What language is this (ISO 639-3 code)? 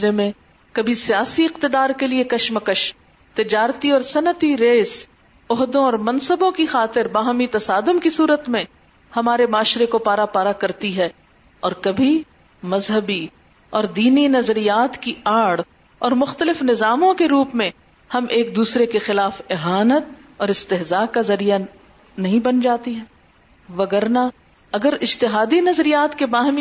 urd